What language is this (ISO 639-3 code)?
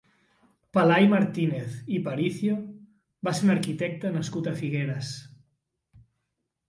cat